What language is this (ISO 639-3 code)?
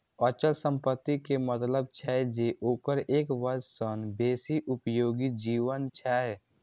mai